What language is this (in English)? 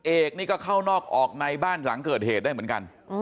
Thai